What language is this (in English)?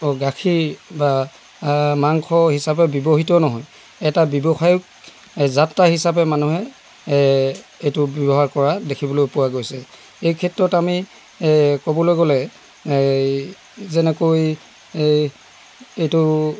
Assamese